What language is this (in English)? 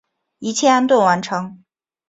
Chinese